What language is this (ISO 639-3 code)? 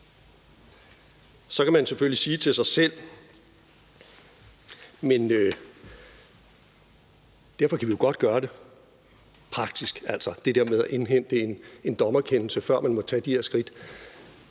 dan